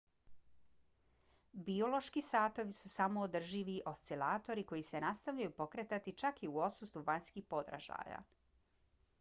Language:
Bosnian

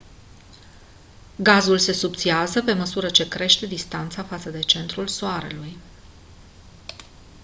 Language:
Romanian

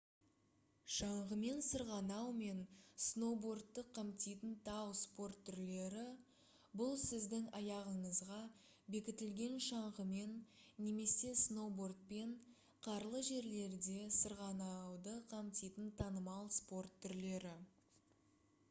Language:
Kazakh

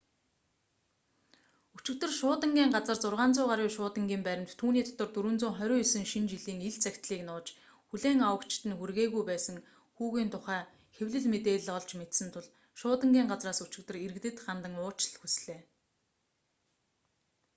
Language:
Mongolian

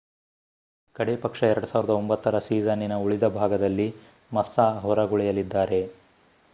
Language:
Kannada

